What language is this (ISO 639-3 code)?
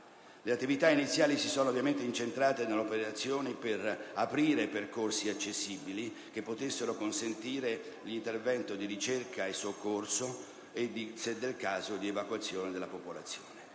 ita